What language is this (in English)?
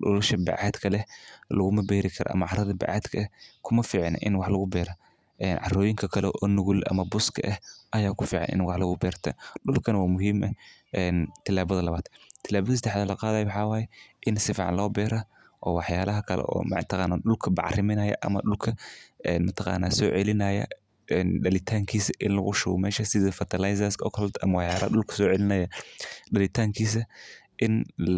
Somali